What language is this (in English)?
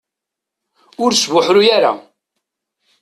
Kabyle